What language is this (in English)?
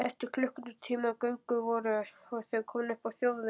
Icelandic